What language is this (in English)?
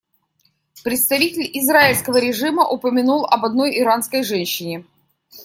Russian